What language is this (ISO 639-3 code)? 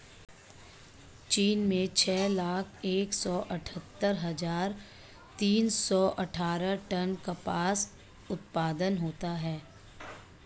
hin